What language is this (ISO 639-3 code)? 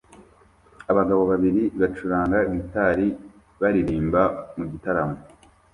kin